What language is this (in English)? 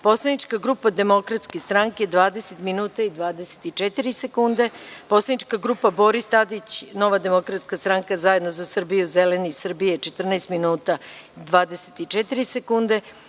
Serbian